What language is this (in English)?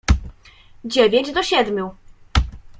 Polish